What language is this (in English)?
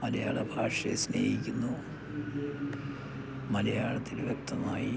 Malayalam